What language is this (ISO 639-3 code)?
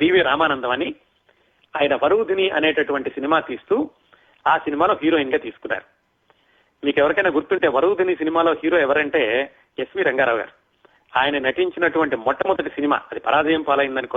tel